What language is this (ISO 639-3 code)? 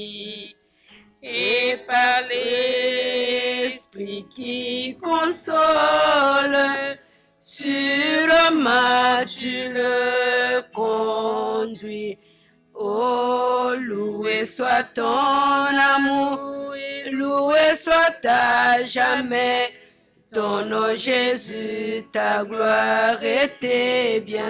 fra